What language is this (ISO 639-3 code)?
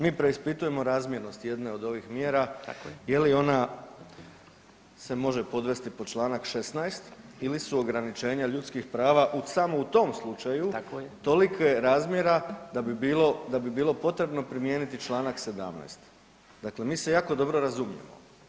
hrv